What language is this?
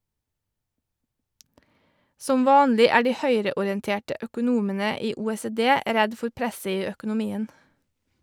Norwegian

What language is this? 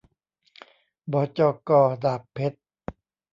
Thai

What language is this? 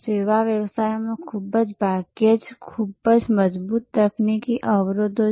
Gujarati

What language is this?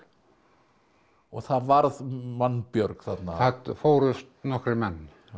Icelandic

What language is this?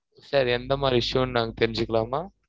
Tamil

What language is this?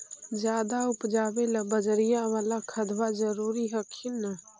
Magahi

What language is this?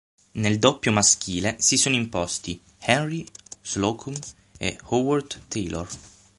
Italian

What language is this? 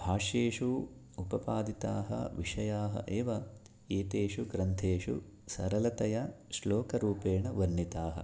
Sanskrit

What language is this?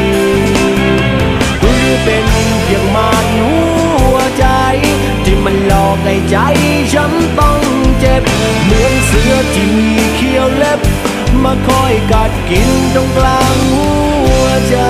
Thai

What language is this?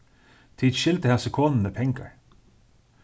Faroese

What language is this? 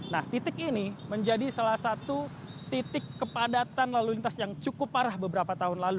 Indonesian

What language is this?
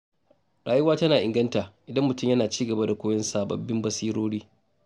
Hausa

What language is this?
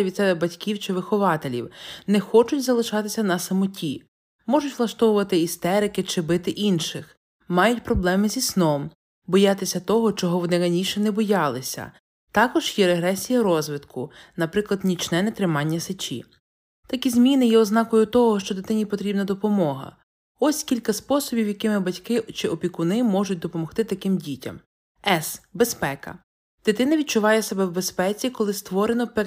Ukrainian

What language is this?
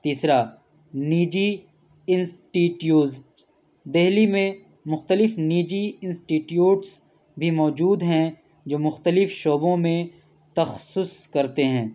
Urdu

